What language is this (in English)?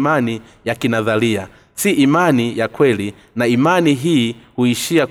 Swahili